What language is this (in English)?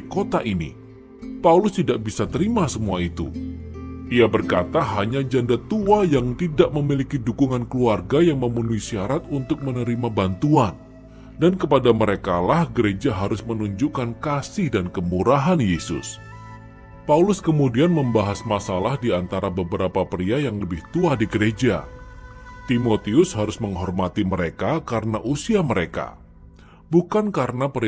Indonesian